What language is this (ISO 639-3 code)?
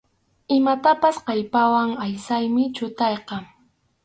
qxu